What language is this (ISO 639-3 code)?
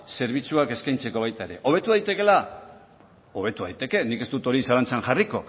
eus